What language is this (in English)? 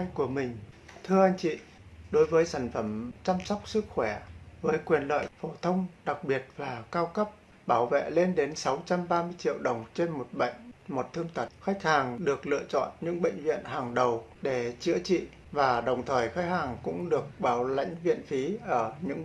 Vietnamese